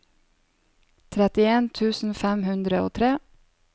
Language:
Norwegian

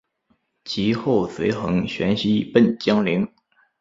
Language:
Chinese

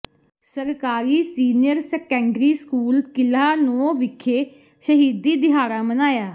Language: Punjabi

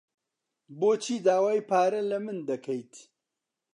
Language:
Central Kurdish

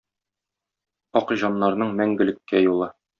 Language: Tatar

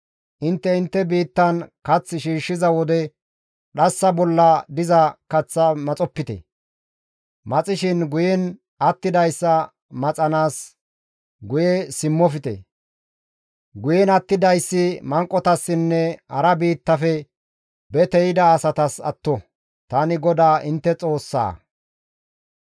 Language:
Gamo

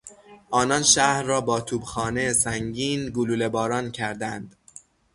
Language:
Persian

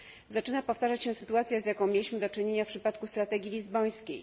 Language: Polish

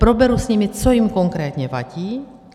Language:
Czech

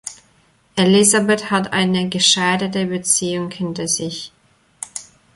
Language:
German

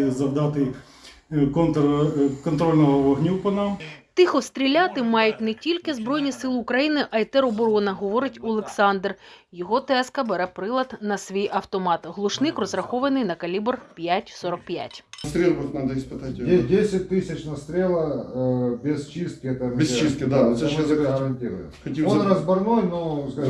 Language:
Ukrainian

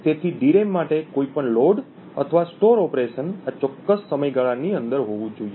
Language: Gujarati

